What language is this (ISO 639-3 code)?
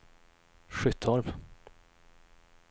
swe